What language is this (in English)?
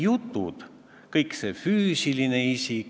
Estonian